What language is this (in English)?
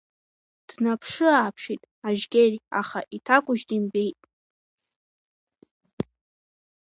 Abkhazian